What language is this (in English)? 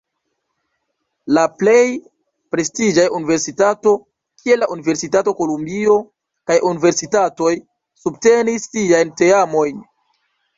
Esperanto